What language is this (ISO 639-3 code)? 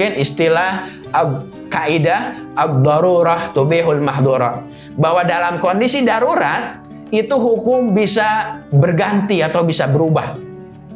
ind